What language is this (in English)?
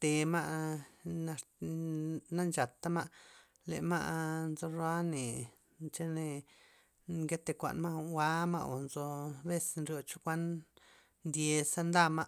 Loxicha Zapotec